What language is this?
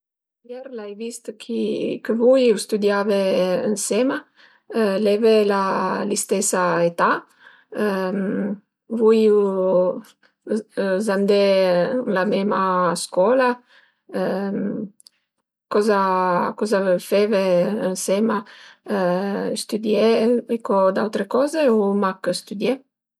Piedmontese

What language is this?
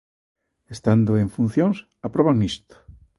Galician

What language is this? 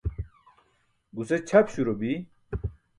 Burushaski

